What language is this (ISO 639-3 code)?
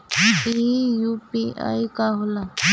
bho